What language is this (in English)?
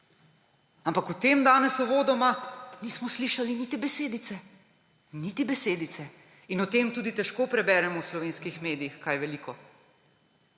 Slovenian